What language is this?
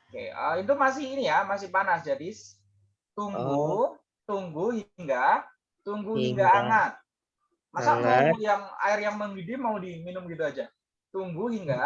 Indonesian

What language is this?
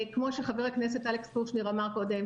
Hebrew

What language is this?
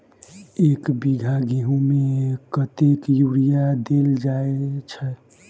Maithili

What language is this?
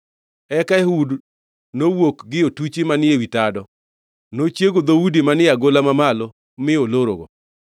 Luo (Kenya and Tanzania)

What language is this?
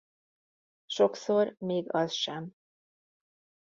Hungarian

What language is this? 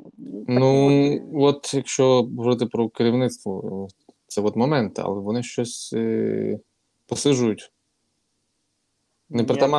Ukrainian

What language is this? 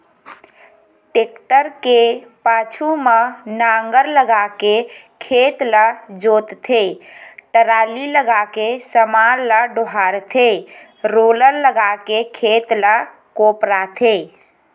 Chhattisgarhi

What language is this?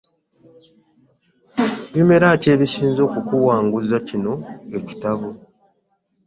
Ganda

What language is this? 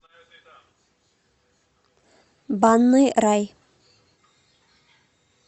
Russian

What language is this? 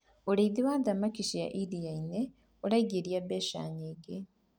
Kikuyu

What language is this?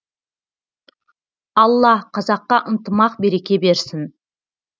Kazakh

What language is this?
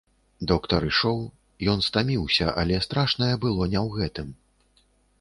Belarusian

